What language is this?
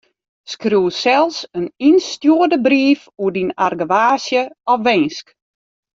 Western Frisian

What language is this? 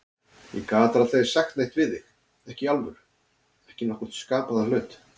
Icelandic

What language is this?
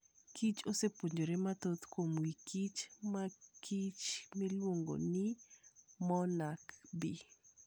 Luo (Kenya and Tanzania)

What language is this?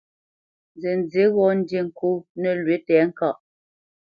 Bamenyam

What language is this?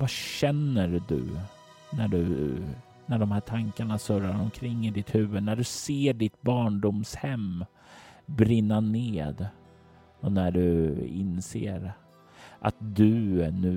Swedish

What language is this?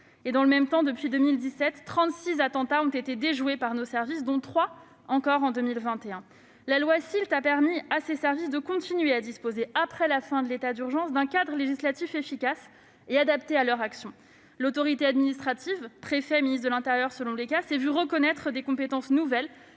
French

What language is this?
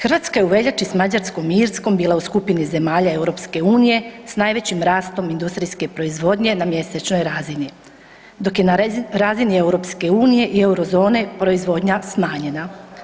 Croatian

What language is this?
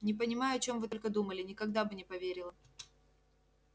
Russian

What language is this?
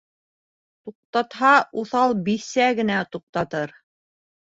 Bashkir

